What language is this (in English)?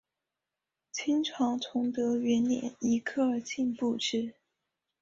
Chinese